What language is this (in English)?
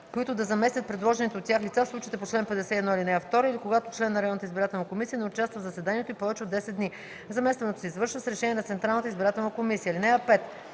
Bulgarian